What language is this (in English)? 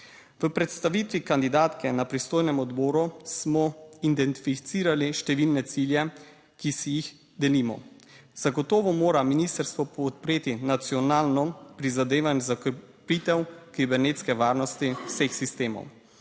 Slovenian